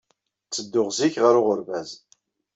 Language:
Kabyle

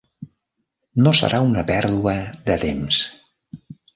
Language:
Catalan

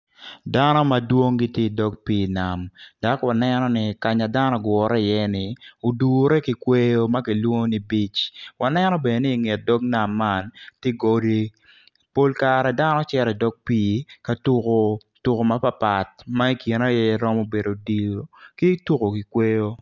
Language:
Acoli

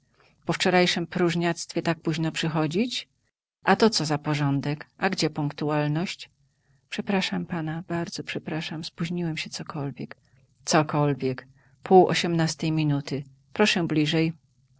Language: Polish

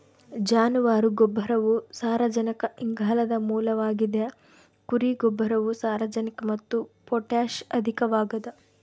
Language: Kannada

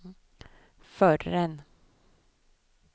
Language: Swedish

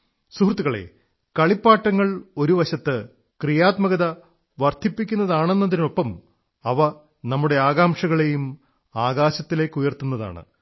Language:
Malayalam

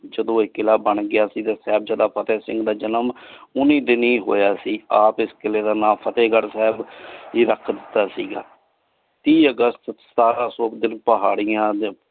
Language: Punjabi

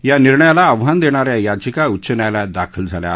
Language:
Marathi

